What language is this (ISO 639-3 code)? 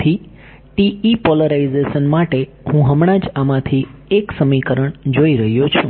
guj